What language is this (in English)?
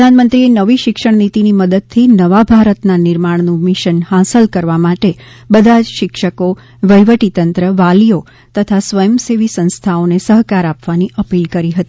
Gujarati